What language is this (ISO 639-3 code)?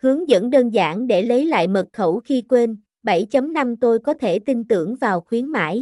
vie